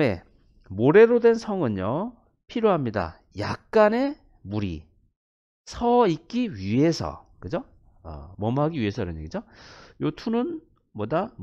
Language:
Korean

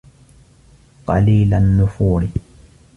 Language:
Arabic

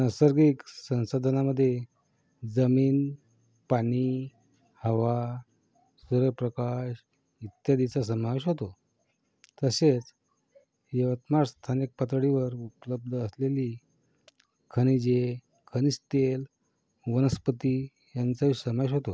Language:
Marathi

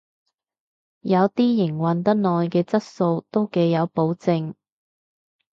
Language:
Cantonese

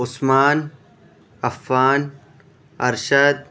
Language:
Urdu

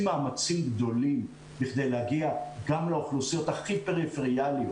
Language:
Hebrew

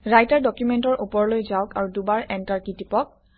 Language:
Assamese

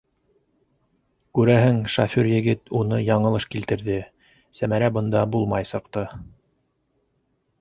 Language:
Bashkir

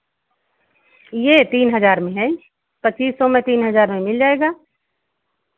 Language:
Hindi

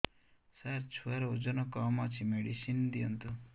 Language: Odia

